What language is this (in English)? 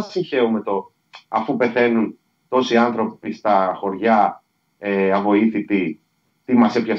Greek